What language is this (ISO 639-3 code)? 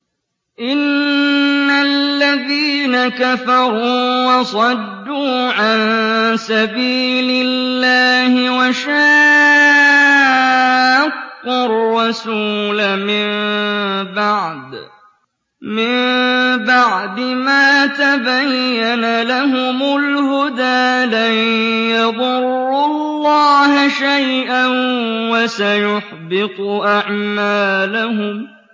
ara